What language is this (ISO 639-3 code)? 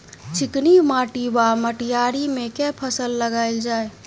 mai